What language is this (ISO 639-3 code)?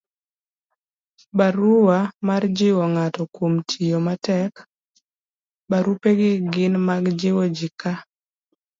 luo